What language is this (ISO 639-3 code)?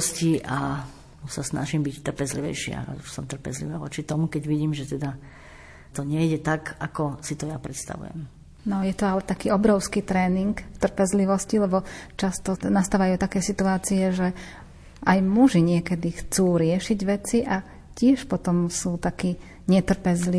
slk